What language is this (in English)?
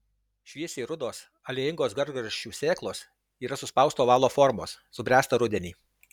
Lithuanian